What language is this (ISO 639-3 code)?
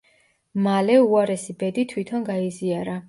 kat